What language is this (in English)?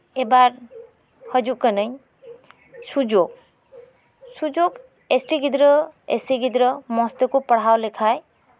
Santali